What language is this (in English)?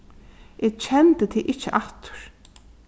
Faroese